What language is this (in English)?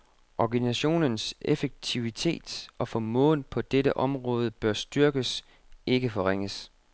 Danish